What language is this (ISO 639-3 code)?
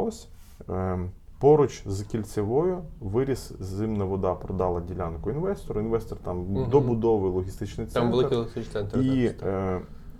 ukr